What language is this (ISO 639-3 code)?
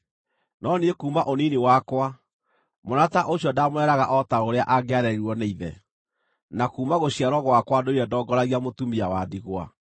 kik